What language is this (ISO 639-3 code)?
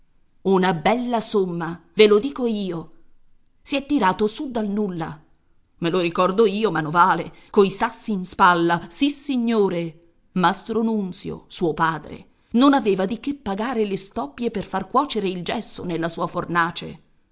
ita